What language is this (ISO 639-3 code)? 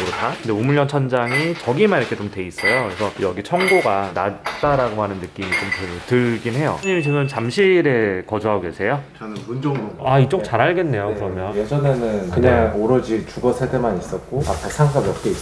kor